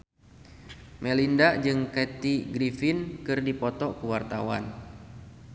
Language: Sundanese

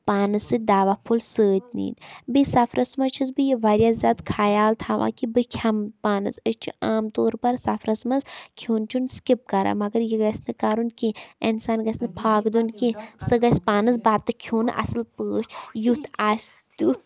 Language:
Kashmiri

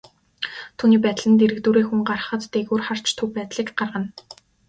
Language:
Mongolian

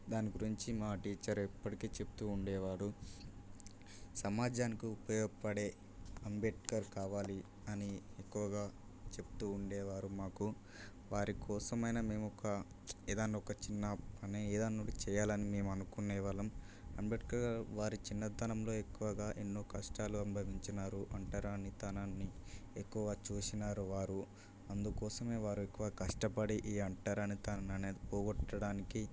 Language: Telugu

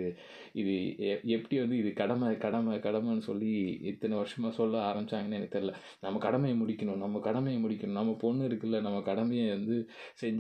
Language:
Tamil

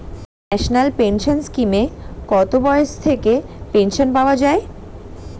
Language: Bangla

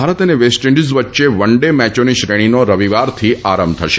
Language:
Gujarati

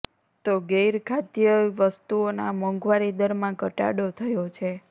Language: Gujarati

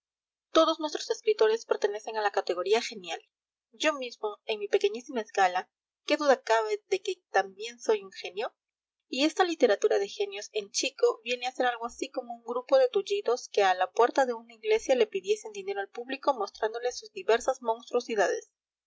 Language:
Spanish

